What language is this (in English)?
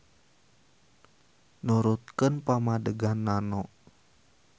Sundanese